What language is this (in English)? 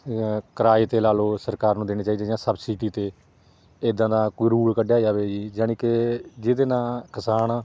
Punjabi